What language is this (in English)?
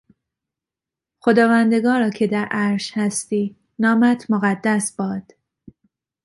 Persian